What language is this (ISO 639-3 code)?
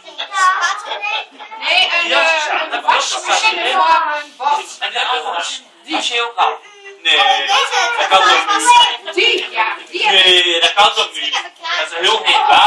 nld